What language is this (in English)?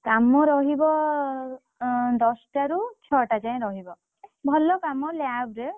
Odia